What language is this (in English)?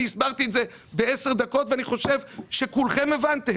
Hebrew